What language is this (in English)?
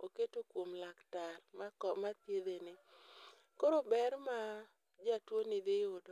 Luo (Kenya and Tanzania)